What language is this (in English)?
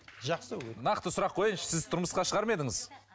Kazakh